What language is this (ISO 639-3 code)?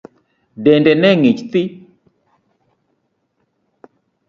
luo